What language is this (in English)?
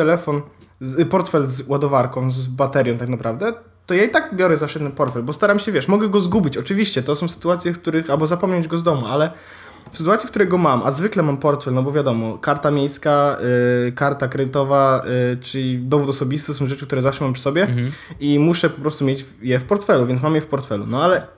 Polish